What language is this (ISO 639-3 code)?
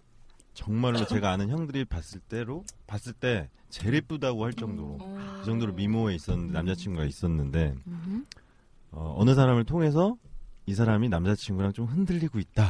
kor